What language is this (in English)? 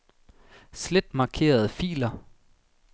Danish